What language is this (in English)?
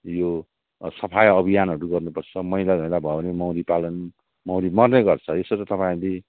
Nepali